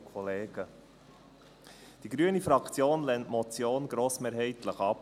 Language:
Swiss German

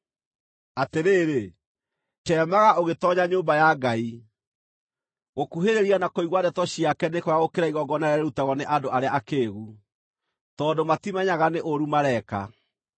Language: Kikuyu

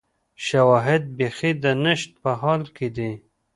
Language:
Pashto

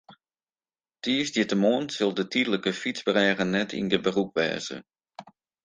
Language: Western Frisian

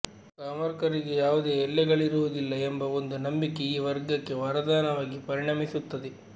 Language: Kannada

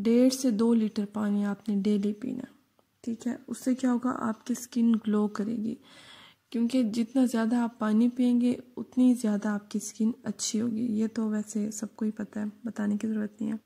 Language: Hindi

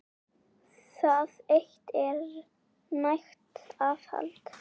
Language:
Icelandic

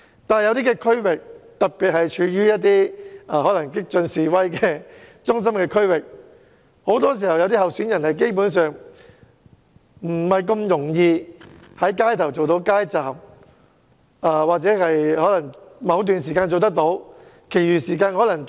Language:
Cantonese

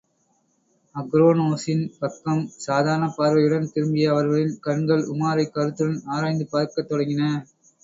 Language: Tamil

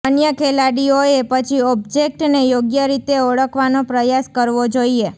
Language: Gujarati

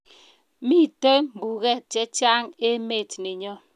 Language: Kalenjin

